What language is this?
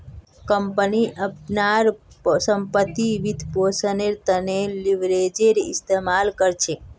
Magahi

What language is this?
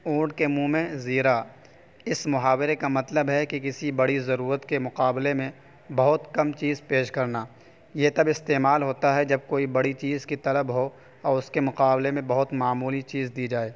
Urdu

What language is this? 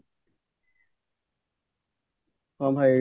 Odia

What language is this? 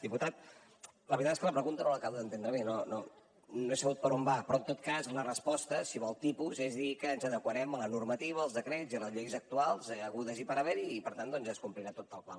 Catalan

